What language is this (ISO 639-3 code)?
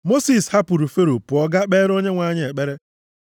ibo